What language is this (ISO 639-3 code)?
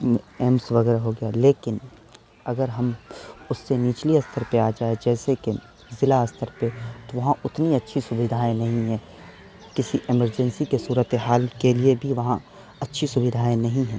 urd